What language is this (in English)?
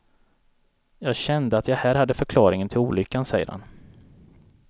Swedish